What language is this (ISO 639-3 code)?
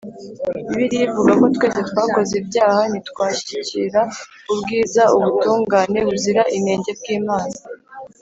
kin